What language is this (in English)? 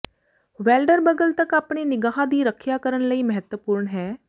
Punjabi